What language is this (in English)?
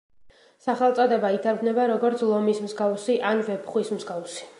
Georgian